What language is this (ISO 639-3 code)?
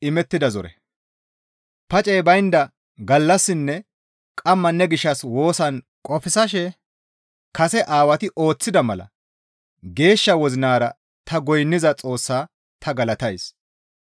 gmv